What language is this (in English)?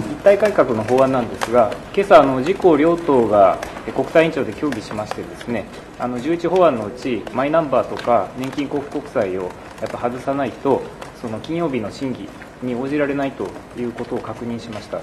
Japanese